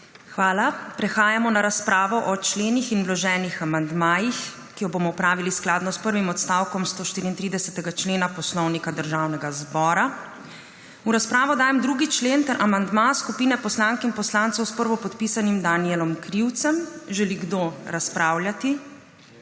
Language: Slovenian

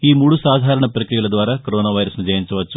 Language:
Telugu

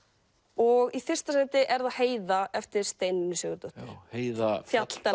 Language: Icelandic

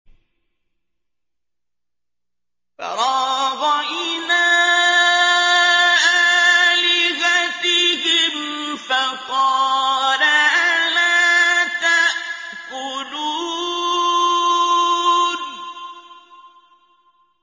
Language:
Arabic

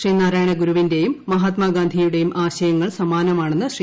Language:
Malayalam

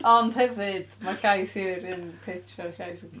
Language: Welsh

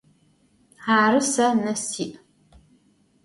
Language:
Adyghe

